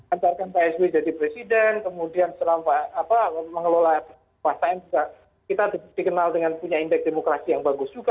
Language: Indonesian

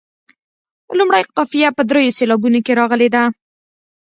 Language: Pashto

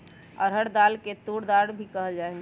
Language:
Magahi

